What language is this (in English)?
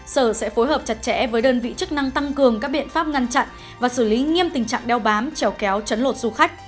Vietnamese